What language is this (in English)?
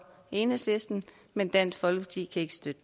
Danish